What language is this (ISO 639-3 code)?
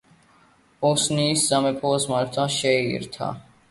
kat